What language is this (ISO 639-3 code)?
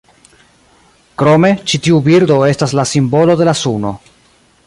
epo